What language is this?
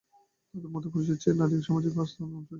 Bangla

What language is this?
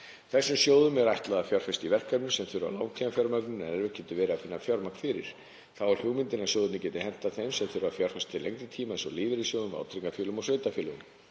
Icelandic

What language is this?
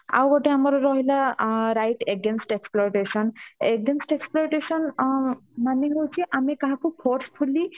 Odia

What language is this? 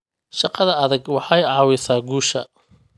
Somali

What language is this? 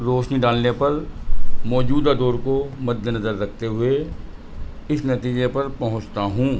Urdu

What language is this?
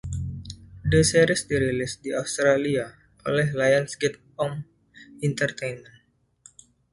Indonesian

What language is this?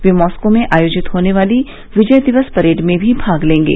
Hindi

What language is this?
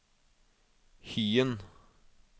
Norwegian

